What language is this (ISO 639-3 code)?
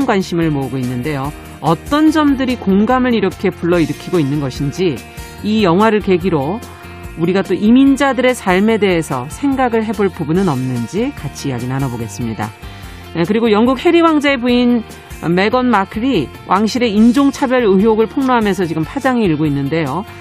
kor